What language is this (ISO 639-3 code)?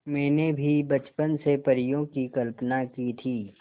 hin